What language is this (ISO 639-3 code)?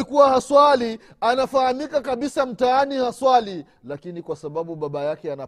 swa